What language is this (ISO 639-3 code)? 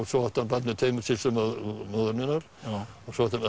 isl